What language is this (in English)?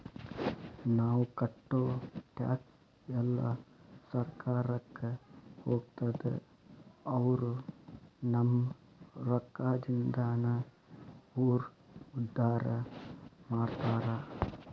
Kannada